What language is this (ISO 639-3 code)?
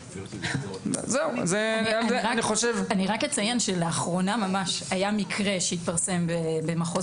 heb